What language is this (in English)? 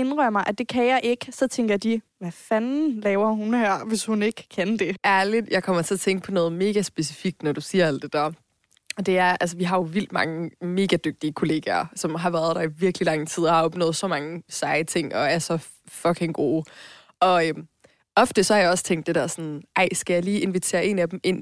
Danish